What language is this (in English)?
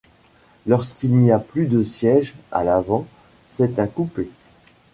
French